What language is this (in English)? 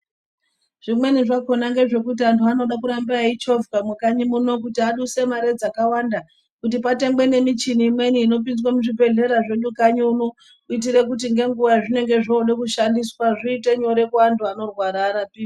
Ndau